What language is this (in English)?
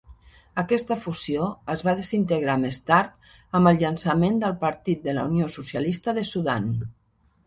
Catalan